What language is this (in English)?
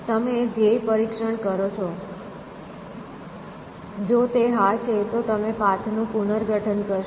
Gujarati